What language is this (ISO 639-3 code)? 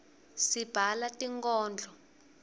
ssw